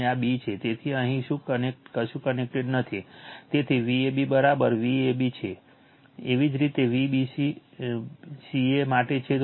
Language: Gujarati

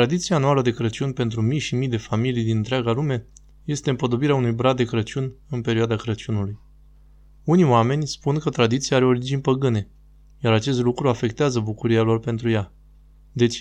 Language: Romanian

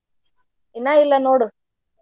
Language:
Kannada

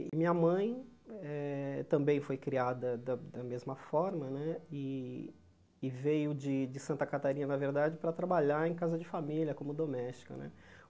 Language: Portuguese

